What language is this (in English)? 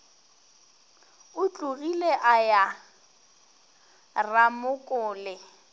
Northern Sotho